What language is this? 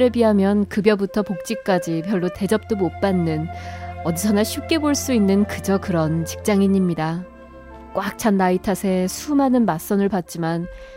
Korean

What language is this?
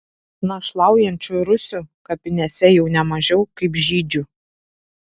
Lithuanian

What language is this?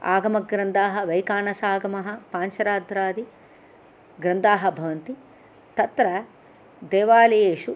Sanskrit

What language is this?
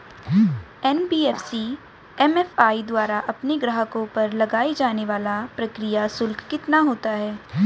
Hindi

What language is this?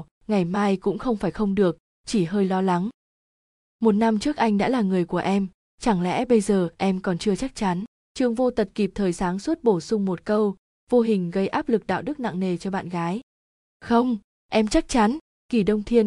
Vietnamese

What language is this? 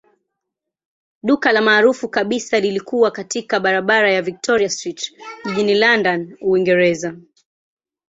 Swahili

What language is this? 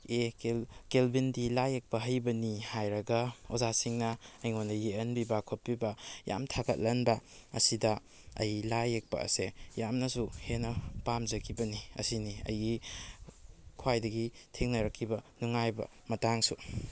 Manipuri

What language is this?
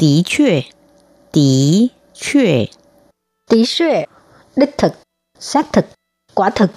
Vietnamese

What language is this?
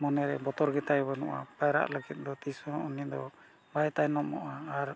Santali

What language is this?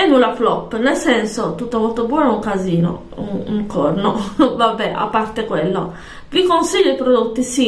Italian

